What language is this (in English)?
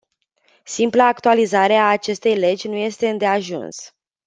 Romanian